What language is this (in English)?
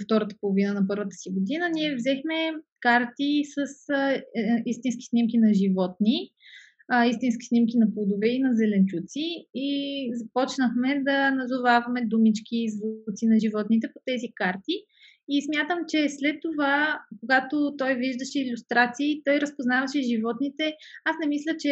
Bulgarian